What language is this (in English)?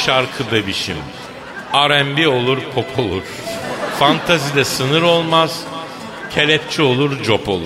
Turkish